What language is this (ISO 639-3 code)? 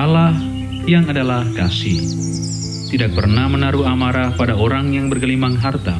ind